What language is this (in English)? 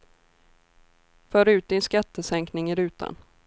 Swedish